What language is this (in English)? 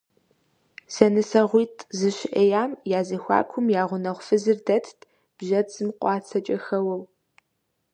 Kabardian